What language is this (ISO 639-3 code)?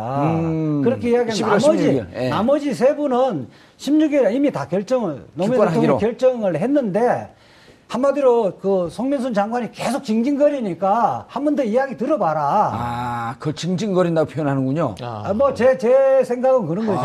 kor